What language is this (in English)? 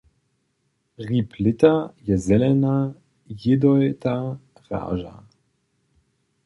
Upper Sorbian